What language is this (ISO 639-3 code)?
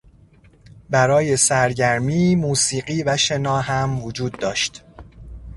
fas